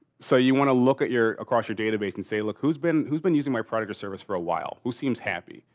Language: English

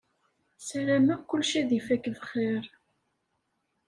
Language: Kabyle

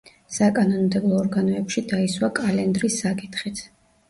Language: Georgian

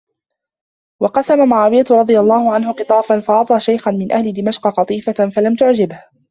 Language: Arabic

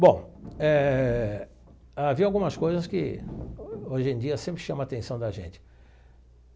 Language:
Portuguese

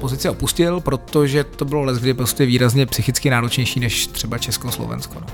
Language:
Czech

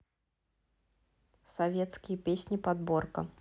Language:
Russian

